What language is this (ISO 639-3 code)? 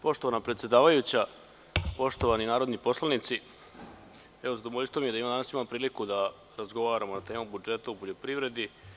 srp